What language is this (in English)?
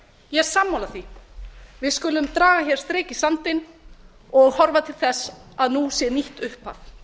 Icelandic